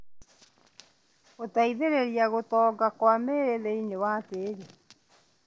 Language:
Kikuyu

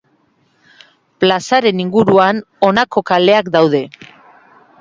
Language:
Basque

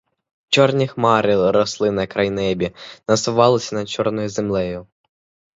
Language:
Ukrainian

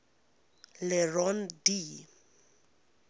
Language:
English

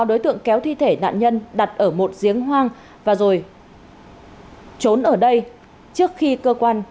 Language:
Vietnamese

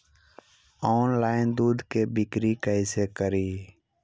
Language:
Magahi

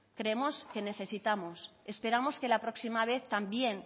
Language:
Spanish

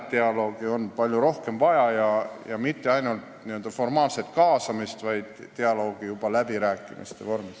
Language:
Estonian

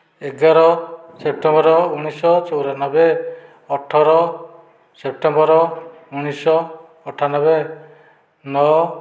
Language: Odia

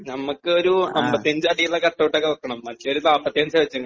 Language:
Malayalam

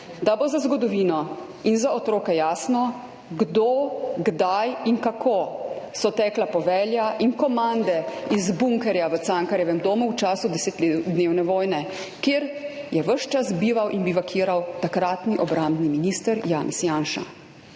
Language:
Slovenian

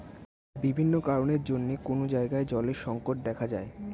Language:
Bangla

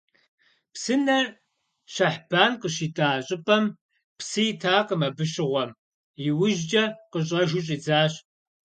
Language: Kabardian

